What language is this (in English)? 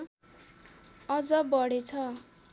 Nepali